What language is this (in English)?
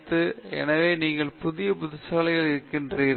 Tamil